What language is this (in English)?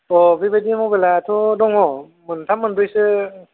Bodo